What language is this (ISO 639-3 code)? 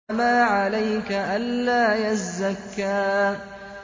ara